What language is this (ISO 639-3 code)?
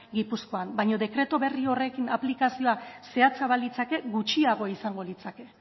eus